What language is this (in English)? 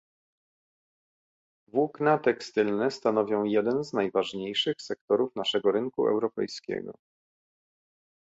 Polish